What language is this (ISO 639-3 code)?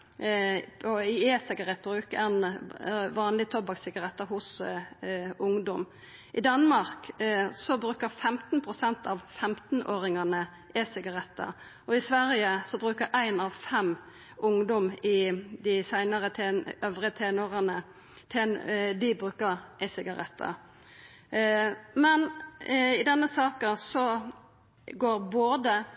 nno